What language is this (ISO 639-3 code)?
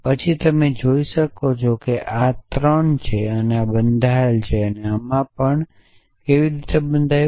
guj